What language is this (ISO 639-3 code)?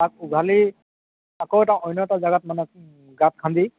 asm